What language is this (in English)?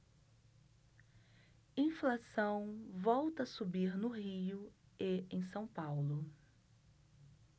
Portuguese